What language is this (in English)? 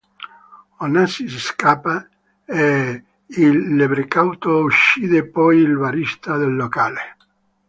Italian